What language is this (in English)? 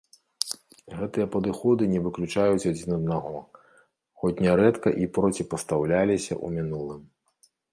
Belarusian